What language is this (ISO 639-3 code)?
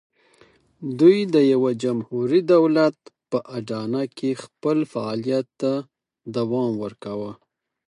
pus